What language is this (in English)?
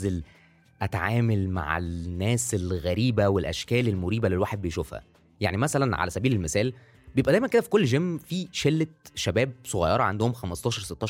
Arabic